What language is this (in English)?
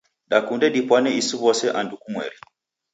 Taita